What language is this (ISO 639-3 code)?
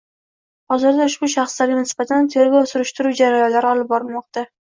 uzb